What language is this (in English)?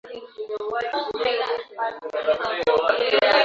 Swahili